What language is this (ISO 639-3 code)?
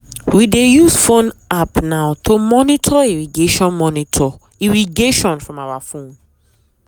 pcm